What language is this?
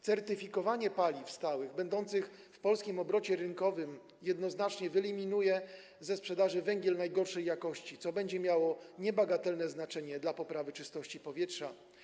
Polish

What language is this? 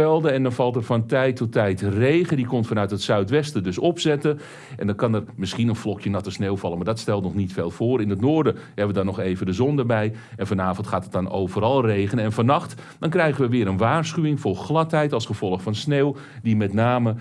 Dutch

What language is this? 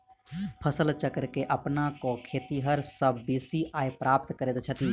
Maithili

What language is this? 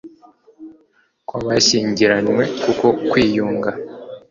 Kinyarwanda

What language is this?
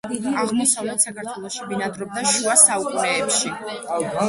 Georgian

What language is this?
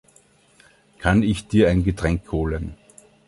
German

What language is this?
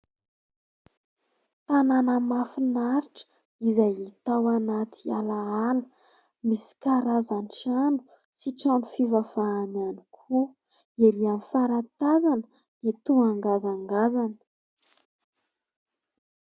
Malagasy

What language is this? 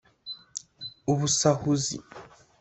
Kinyarwanda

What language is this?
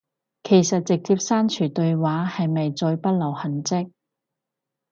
Cantonese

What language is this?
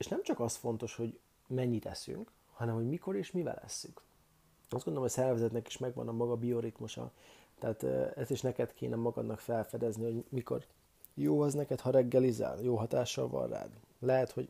Hungarian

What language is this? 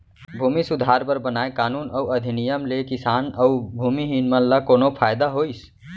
Chhattisgarhi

